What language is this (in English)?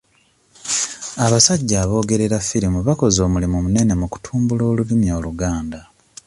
Ganda